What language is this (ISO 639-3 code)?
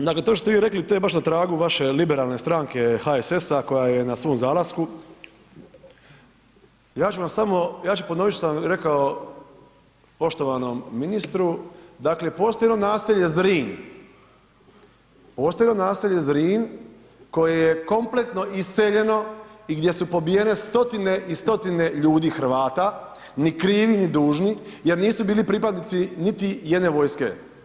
hrv